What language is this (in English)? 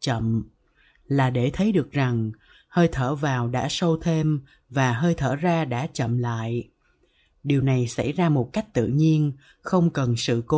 Vietnamese